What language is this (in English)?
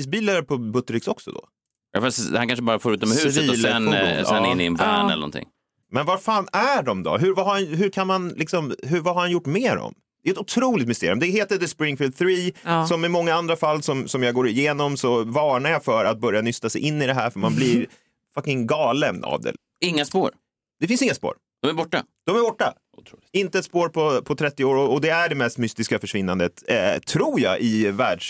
Swedish